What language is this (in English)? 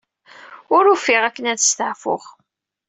Kabyle